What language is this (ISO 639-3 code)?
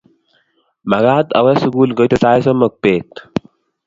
kln